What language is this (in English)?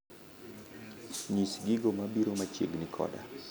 Luo (Kenya and Tanzania)